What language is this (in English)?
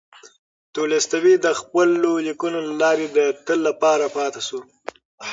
Pashto